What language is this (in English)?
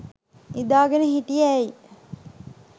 Sinhala